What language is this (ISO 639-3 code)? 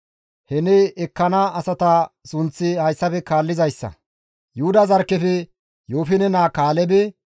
gmv